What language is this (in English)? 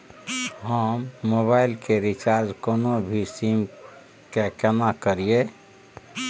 Maithili